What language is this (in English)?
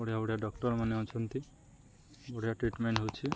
Odia